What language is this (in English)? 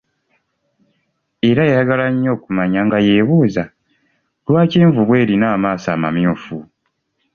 Ganda